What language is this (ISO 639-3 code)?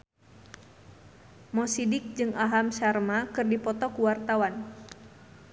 sun